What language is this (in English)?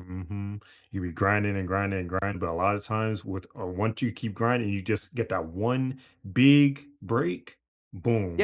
English